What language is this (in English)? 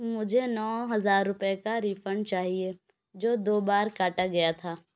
Urdu